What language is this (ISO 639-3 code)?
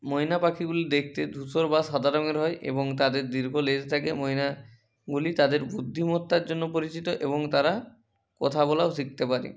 ben